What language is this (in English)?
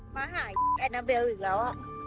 Thai